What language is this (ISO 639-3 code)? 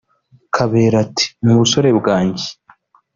kin